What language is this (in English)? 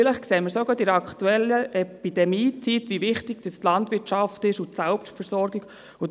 Swiss German